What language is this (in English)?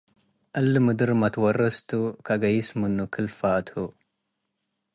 Tigre